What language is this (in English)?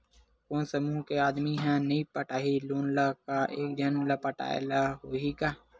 Chhattisgarhi